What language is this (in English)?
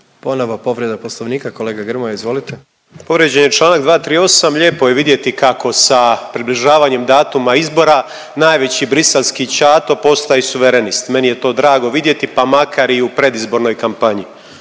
Croatian